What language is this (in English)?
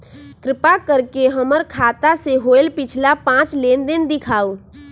Magahi